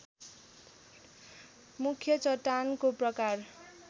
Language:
Nepali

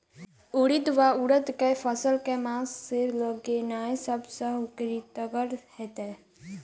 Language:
Maithili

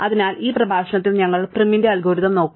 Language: Malayalam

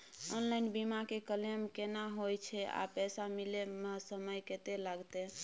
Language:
Maithili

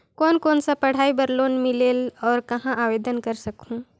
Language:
Chhattisgarhi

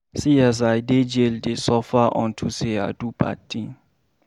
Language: Nigerian Pidgin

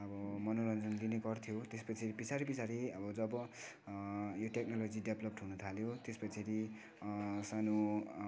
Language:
Nepali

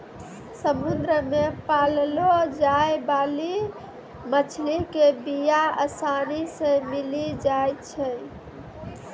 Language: Maithili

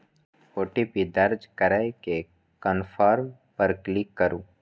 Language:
Maithili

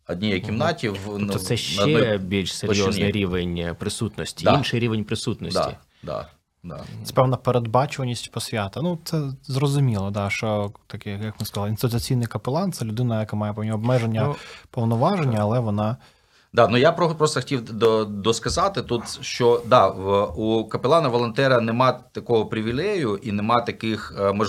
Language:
Ukrainian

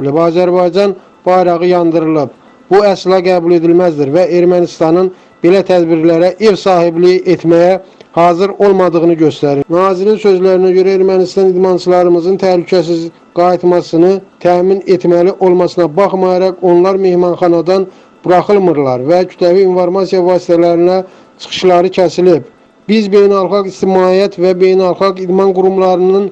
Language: Turkish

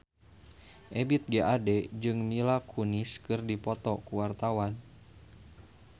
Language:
Sundanese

